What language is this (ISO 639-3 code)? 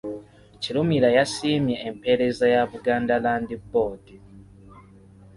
lug